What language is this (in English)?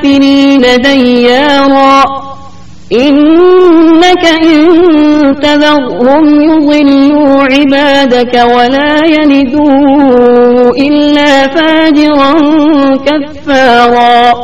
Urdu